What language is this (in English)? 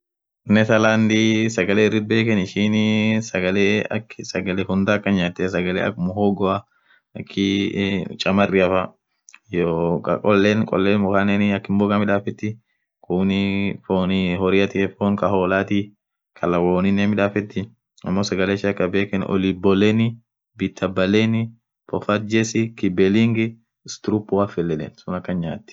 Orma